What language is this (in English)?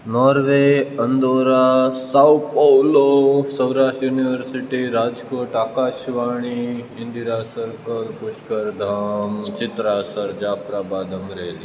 Gujarati